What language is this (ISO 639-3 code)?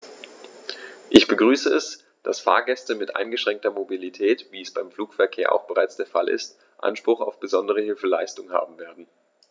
deu